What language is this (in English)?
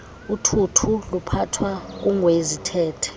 Xhosa